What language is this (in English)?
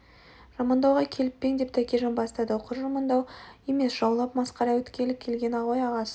Kazakh